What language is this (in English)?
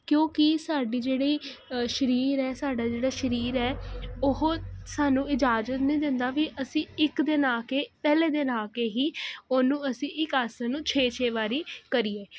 Punjabi